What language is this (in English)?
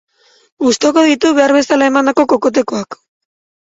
Basque